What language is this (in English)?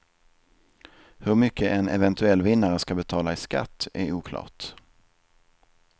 Swedish